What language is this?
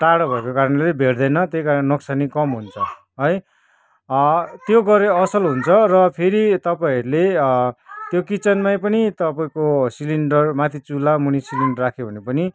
Nepali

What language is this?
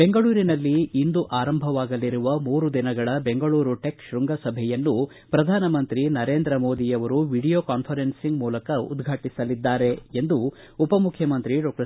Kannada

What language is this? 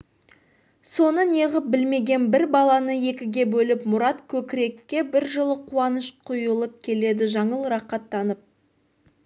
Kazakh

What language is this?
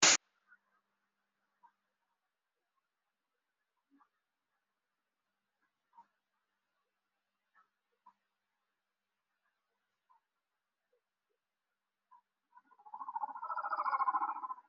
Somali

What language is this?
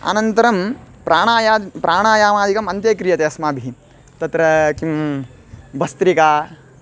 Sanskrit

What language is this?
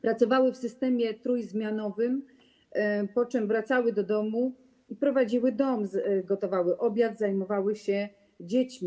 Polish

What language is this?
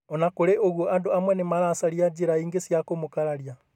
Kikuyu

